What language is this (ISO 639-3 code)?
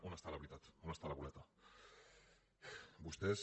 cat